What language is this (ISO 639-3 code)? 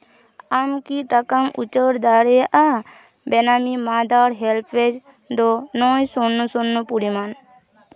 sat